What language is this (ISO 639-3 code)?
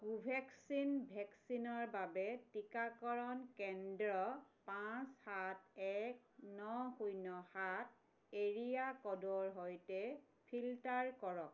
asm